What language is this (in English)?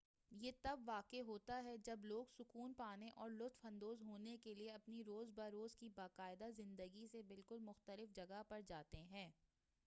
Urdu